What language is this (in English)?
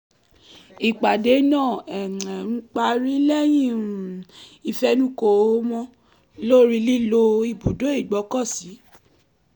Yoruba